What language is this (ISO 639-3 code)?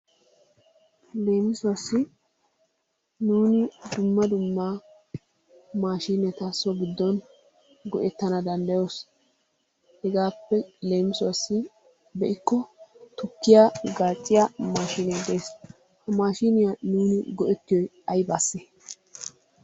wal